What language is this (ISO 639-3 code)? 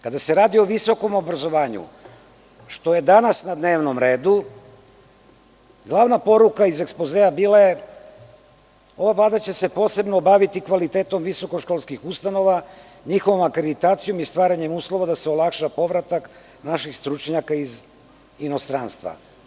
srp